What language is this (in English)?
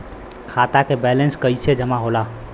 Bhojpuri